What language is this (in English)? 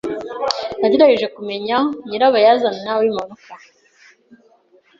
Kinyarwanda